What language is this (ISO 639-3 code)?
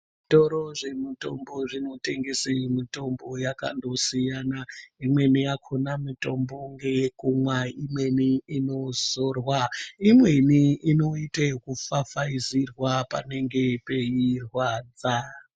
ndc